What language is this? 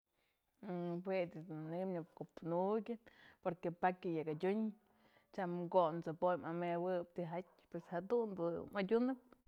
Mazatlán Mixe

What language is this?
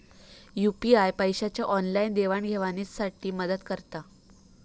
Marathi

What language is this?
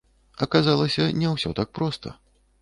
Belarusian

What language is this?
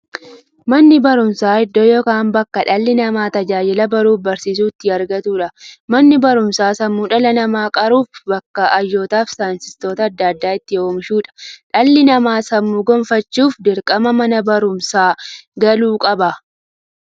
Oromo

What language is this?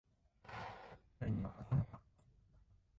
Japanese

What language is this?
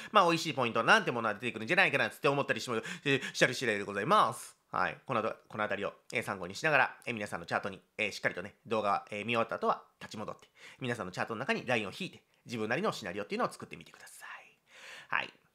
Japanese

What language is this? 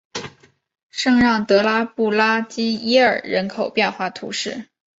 Chinese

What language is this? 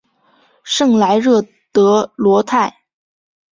Chinese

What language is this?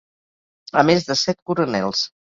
Catalan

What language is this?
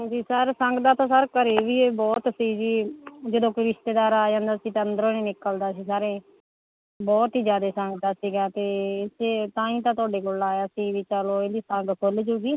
Punjabi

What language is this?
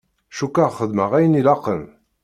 Kabyle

